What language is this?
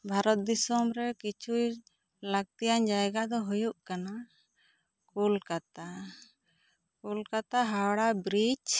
Santali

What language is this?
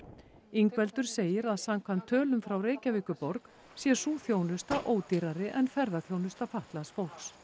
Icelandic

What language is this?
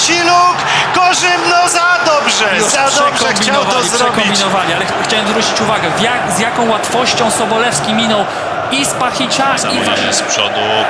Polish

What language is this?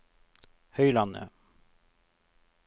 Norwegian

